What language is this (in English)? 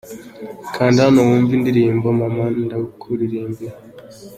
Kinyarwanda